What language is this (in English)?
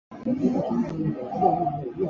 Chinese